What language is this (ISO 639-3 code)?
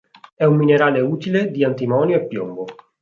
ita